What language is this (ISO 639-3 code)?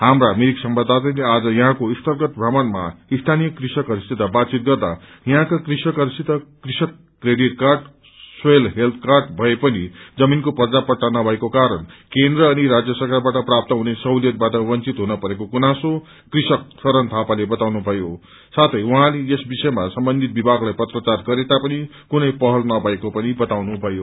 nep